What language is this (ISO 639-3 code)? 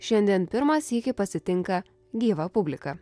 lit